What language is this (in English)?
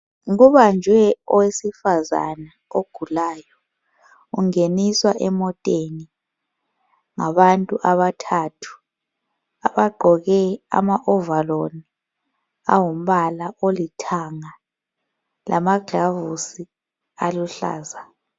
North Ndebele